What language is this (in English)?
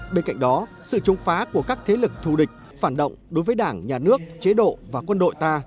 Vietnamese